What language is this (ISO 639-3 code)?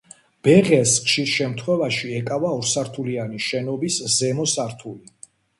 kat